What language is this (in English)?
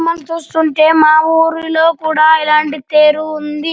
Telugu